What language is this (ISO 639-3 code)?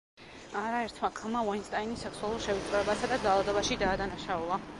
kat